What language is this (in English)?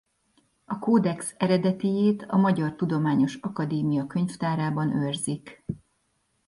Hungarian